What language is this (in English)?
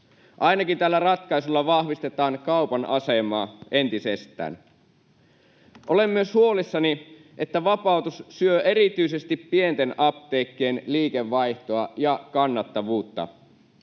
Finnish